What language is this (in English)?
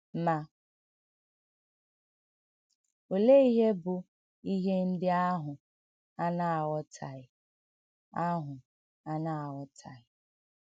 Igbo